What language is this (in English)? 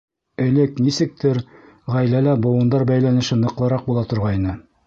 Bashkir